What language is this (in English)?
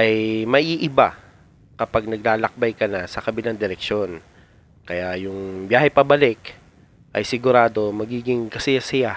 Filipino